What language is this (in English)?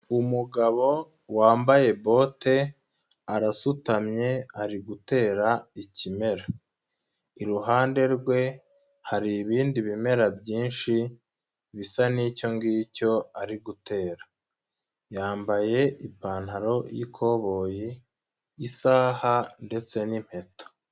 Kinyarwanda